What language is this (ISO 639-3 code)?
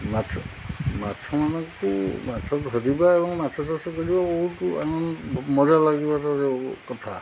ori